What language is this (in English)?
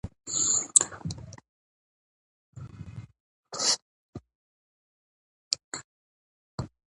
Pashto